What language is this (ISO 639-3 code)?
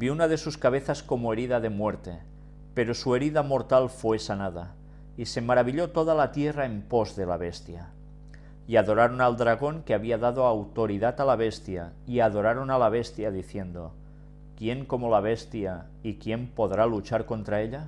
spa